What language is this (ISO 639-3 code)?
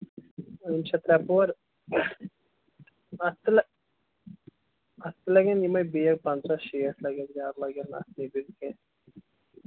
kas